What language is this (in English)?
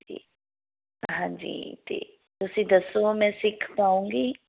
Punjabi